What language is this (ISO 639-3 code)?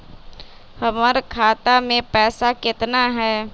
mag